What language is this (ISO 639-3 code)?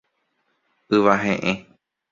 grn